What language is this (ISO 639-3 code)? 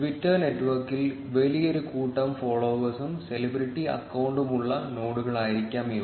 mal